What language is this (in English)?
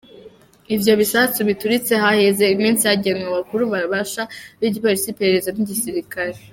Kinyarwanda